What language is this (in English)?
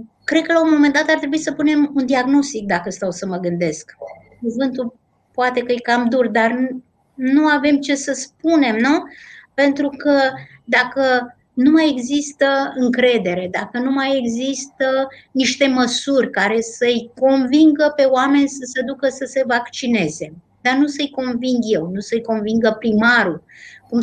Romanian